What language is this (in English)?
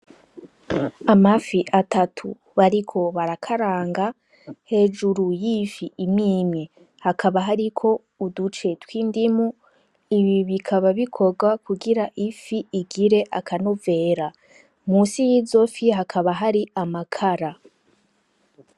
Rundi